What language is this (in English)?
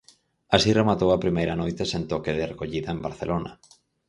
Galician